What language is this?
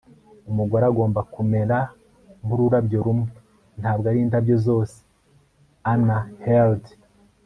Kinyarwanda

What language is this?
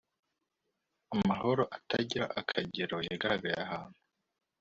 Kinyarwanda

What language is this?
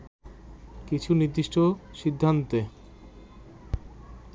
Bangla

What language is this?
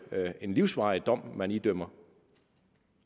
Danish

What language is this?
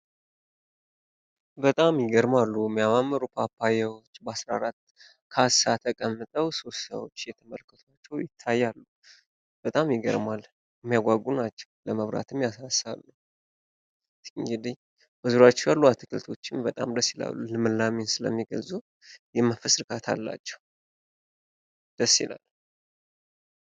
Amharic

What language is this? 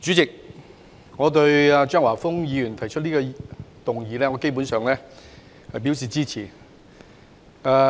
Cantonese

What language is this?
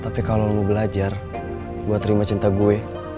Indonesian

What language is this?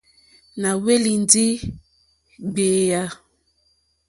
Mokpwe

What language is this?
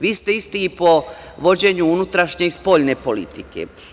Serbian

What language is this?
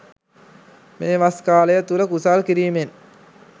Sinhala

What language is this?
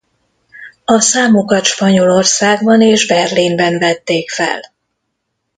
Hungarian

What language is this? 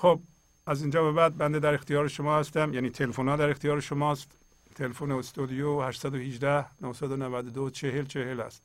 Persian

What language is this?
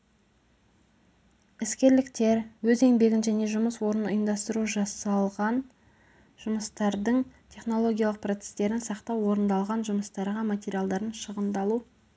Kazakh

